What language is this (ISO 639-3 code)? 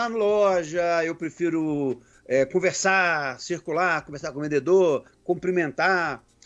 por